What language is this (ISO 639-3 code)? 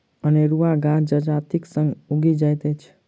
mai